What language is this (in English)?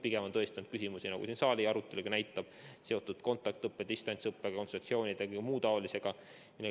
Estonian